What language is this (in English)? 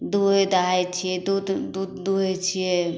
Maithili